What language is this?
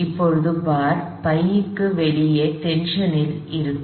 Tamil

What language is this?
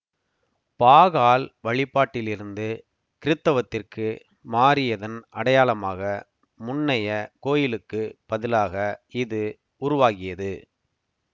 Tamil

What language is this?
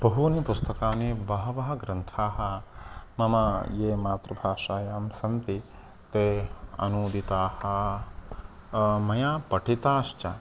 Sanskrit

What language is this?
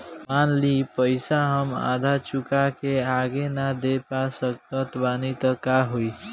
Bhojpuri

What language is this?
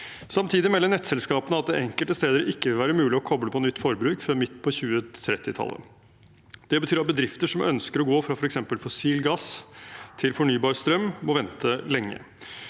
Norwegian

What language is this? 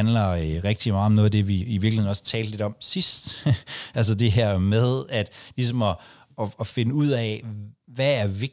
Danish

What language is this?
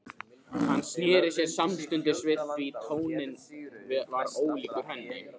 Icelandic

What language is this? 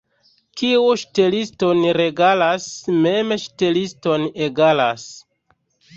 Esperanto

